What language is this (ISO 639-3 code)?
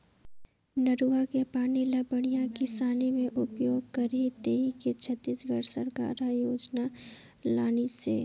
hne